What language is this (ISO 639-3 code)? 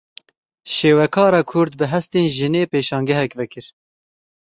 kur